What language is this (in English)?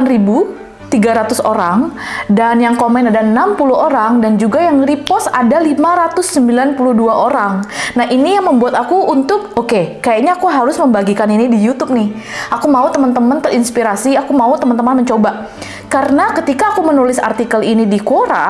Indonesian